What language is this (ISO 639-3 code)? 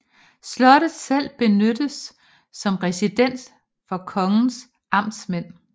dan